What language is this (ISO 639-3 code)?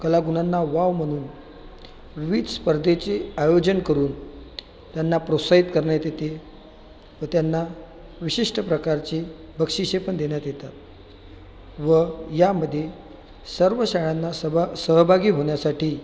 mar